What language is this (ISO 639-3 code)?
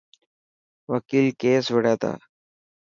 mki